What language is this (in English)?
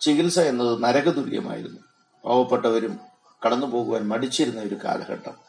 Malayalam